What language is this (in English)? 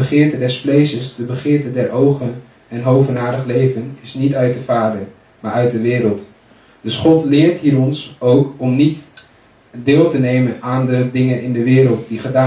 Dutch